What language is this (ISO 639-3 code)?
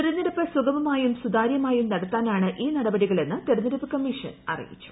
mal